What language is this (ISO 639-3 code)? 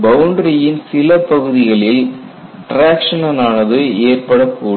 tam